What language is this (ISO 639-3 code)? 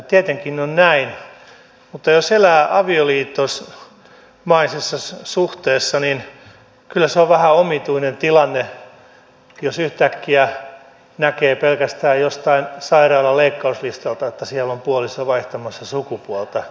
fin